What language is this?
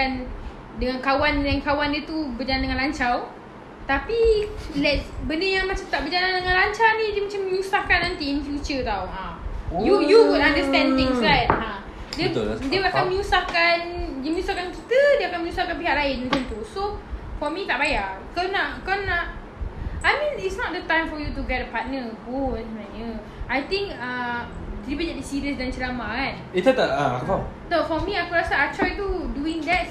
Malay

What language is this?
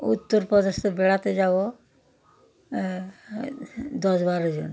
Bangla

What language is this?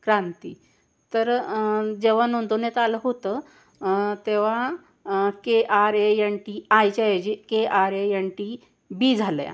Marathi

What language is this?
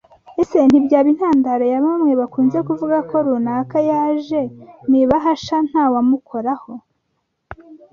Kinyarwanda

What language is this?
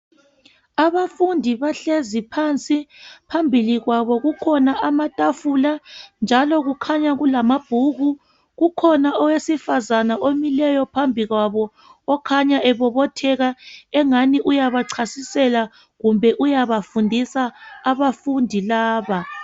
North Ndebele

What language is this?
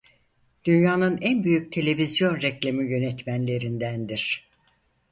Turkish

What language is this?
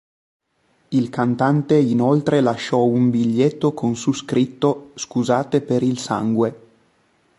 Italian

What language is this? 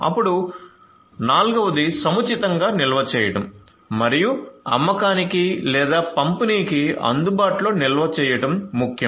Telugu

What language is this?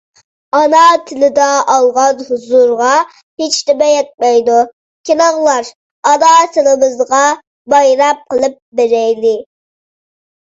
Uyghur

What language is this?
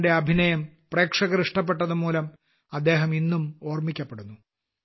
Malayalam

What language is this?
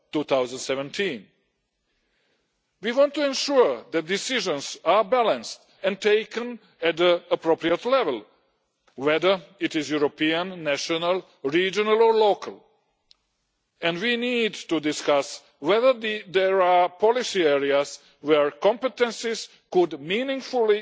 English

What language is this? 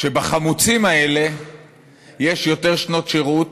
Hebrew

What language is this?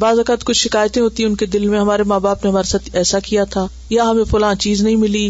Urdu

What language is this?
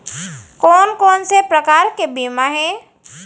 Chhattisgarhi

